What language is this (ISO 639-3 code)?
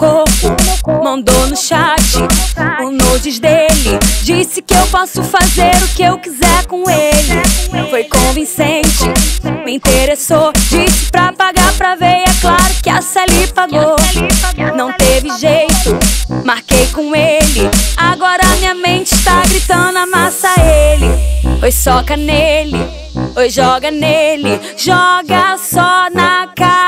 por